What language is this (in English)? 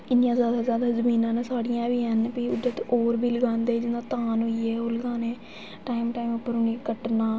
Dogri